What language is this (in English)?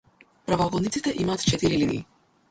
Macedonian